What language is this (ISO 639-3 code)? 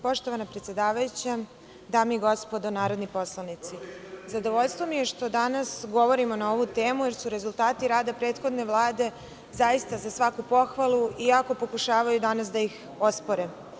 srp